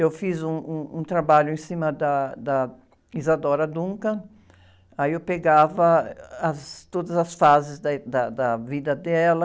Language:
Portuguese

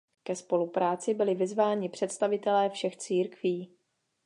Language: Czech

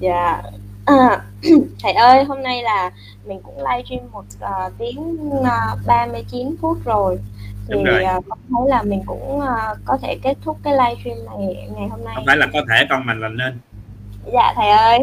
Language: Vietnamese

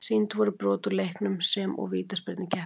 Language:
Icelandic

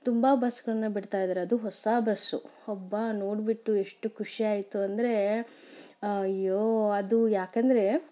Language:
Kannada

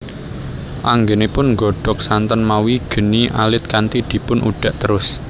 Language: Javanese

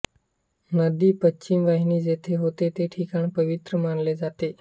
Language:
Marathi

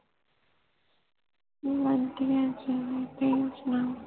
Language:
Punjabi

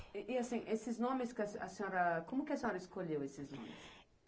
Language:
Portuguese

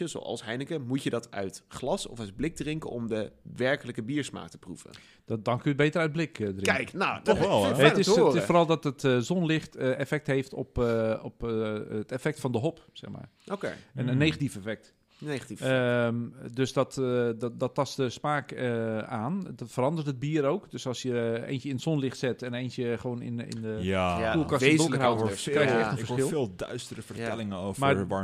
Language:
Dutch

